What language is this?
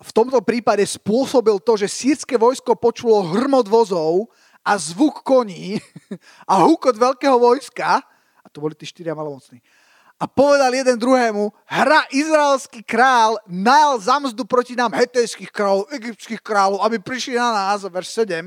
Slovak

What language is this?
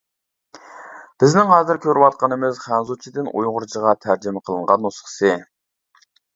Uyghur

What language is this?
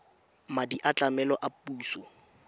Tswana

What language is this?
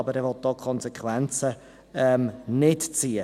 Swiss German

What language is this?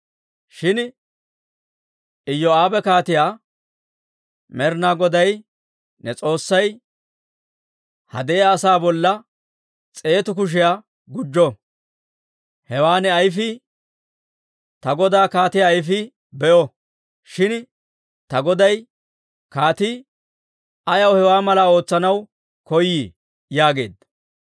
Dawro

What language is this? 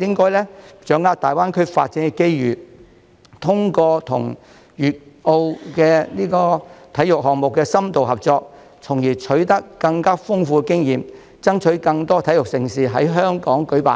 Cantonese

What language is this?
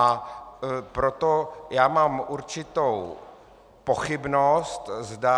Czech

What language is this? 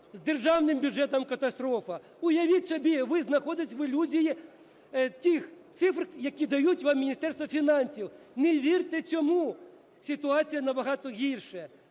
Ukrainian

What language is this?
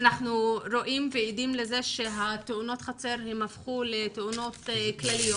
Hebrew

